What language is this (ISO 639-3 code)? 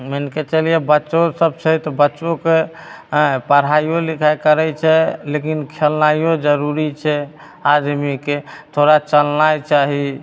mai